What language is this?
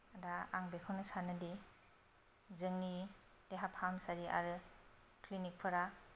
Bodo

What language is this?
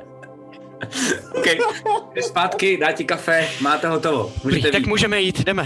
Czech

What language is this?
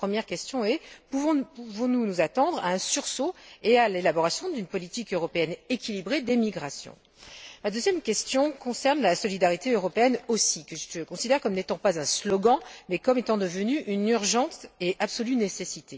French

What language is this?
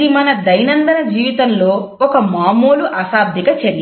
Telugu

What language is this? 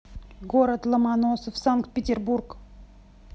Russian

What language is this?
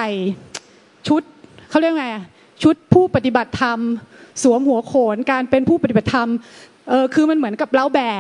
Thai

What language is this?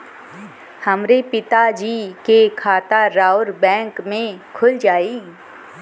Bhojpuri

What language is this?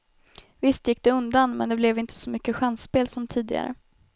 Swedish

